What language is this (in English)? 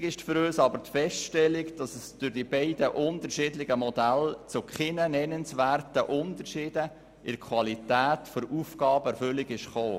Swiss German